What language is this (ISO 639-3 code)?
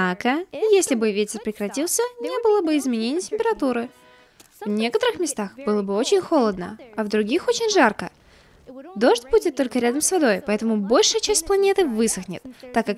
rus